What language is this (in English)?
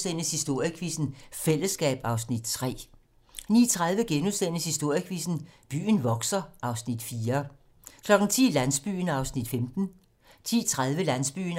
Danish